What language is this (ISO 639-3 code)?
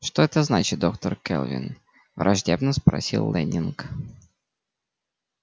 rus